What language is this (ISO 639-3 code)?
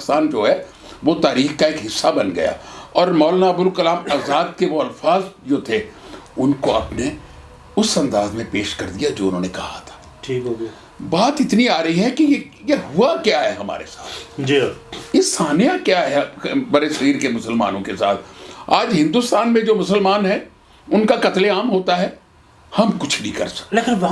urd